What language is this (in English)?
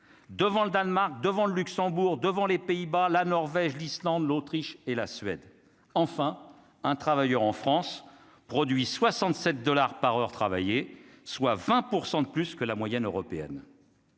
French